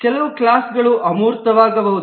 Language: Kannada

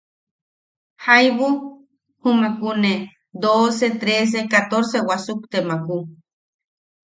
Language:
Yaqui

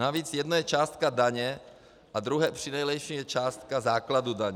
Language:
Czech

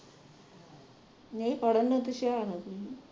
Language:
Punjabi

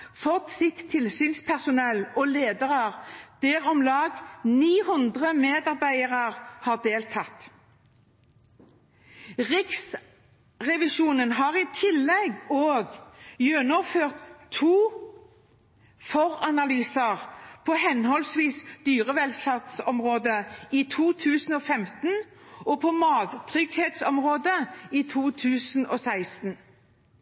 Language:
Norwegian Bokmål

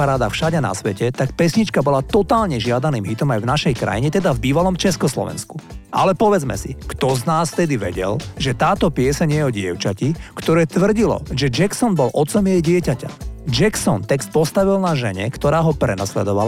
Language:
Slovak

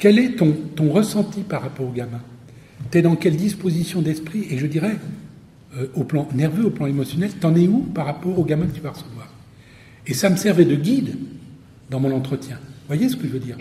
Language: French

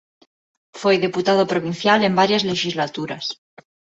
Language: Galician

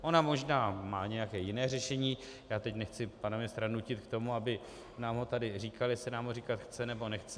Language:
Czech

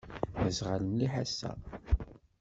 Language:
Kabyle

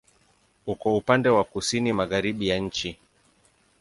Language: Swahili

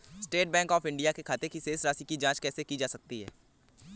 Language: Hindi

